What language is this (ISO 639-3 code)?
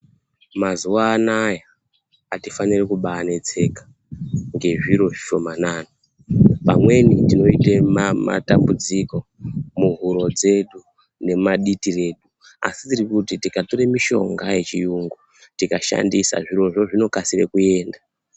ndc